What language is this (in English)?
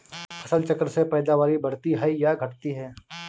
Hindi